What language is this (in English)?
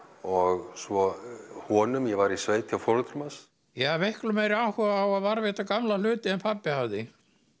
Icelandic